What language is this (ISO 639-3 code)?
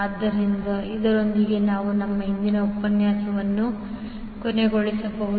kan